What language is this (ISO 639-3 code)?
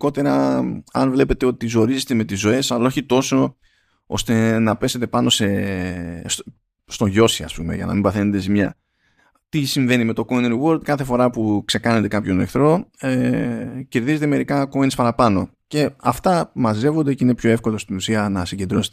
ell